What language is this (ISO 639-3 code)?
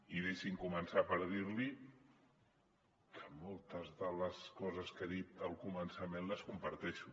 cat